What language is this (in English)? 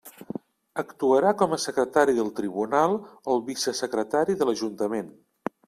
Catalan